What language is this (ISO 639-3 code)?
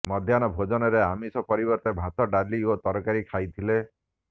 ori